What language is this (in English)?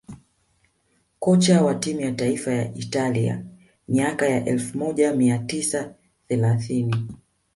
Swahili